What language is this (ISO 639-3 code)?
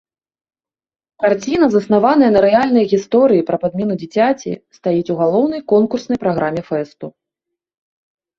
bel